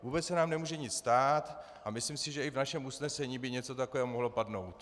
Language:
Czech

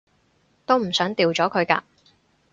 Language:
Cantonese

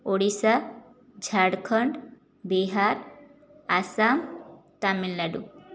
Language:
Odia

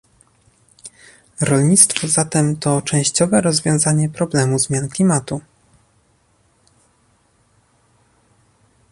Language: Polish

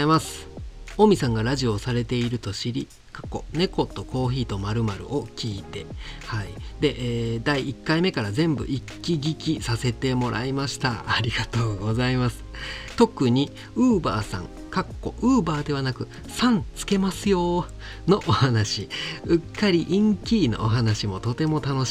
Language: Japanese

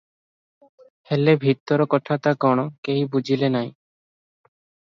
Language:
Odia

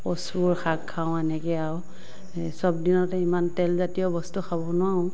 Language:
Assamese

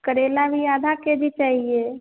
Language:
Hindi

